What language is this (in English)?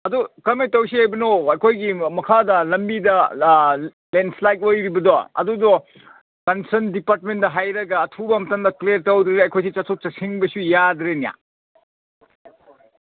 Manipuri